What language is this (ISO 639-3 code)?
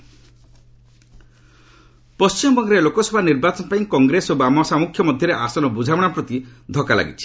ori